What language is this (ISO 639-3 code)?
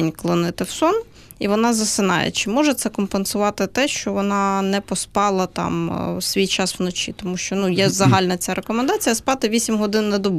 ukr